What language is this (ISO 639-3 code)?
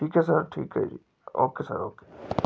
pan